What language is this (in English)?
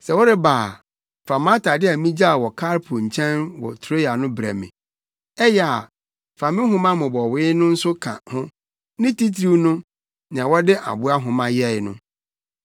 Akan